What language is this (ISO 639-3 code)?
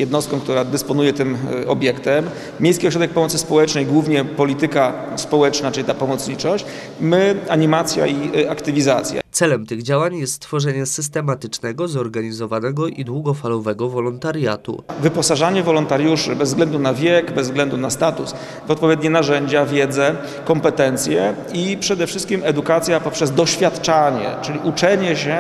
pol